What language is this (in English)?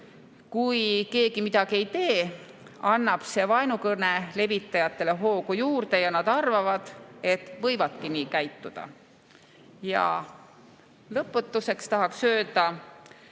Estonian